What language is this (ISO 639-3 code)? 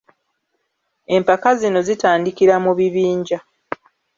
lug